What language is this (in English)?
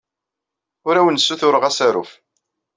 Kabyle